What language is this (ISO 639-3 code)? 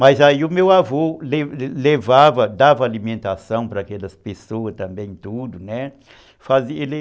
por